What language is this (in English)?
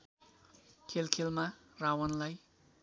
Nepali